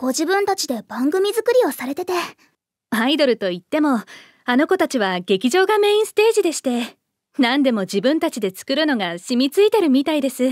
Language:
Japanese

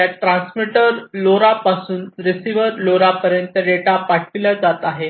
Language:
Marathi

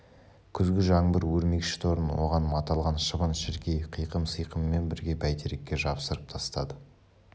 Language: Kazakh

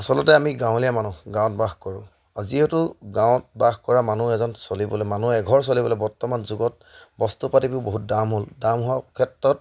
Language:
Assamese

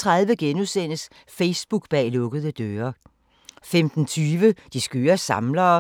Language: Danish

